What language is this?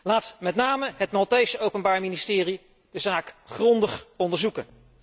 Dutch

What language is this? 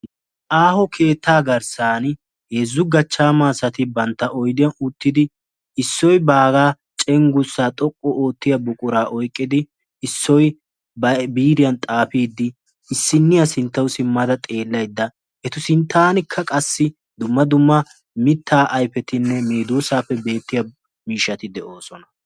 Wolaytta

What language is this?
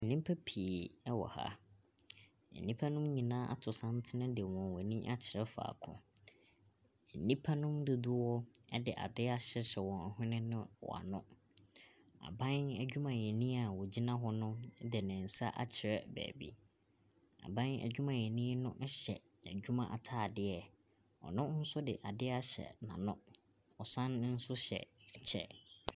Akan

